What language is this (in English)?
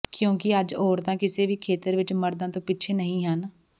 Punjabi